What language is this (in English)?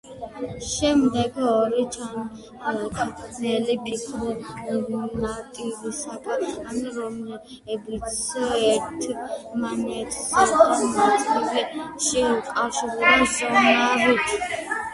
Georgian